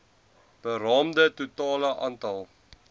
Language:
Afrikaans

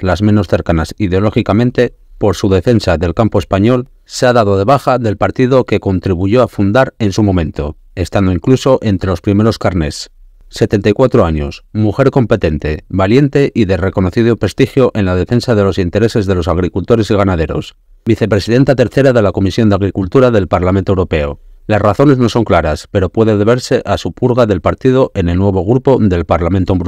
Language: Spanish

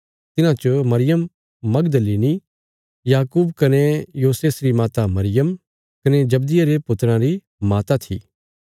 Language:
Bilaspuri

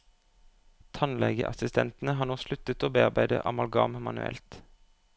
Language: Norwegian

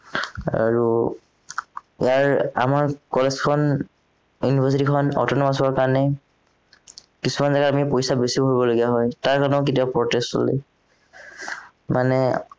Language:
Assamese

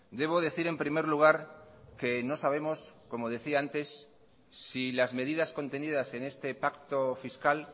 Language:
Spanish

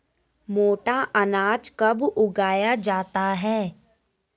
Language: Hindi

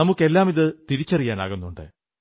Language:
Malayalam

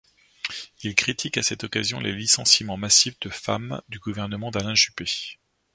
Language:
French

